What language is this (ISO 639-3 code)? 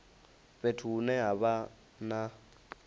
ven